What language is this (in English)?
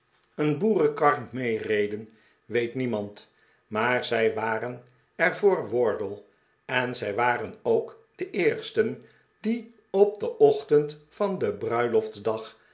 Dutch